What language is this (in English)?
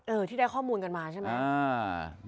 Thai